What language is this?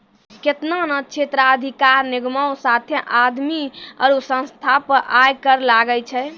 Maithili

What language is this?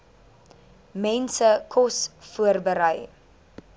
Afrikaans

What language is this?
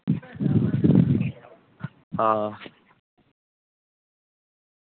Dogri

